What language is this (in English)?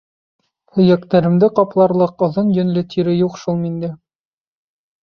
Bashkir